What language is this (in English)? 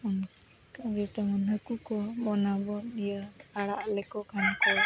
Santali